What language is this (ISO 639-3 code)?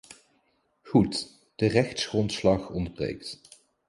nld